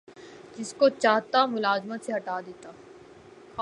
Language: Urdu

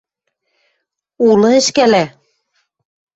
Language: Western Mari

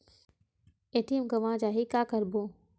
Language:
Chhattisgarhi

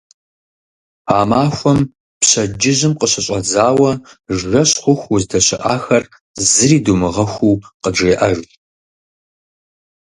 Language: Kabardian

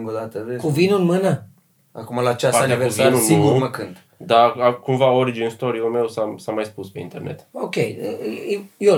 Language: Romanian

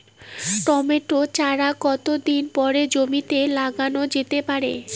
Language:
Bangla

